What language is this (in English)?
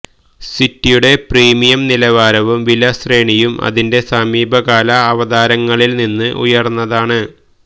Malayalam